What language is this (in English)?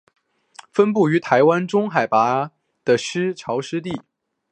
Chinese